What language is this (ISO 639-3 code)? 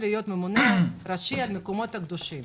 heb